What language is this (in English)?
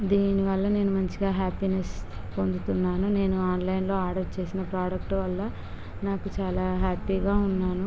Telugu